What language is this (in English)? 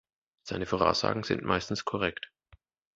German